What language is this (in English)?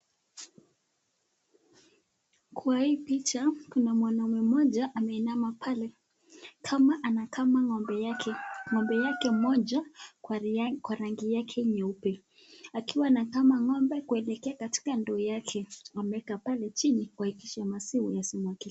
Swahili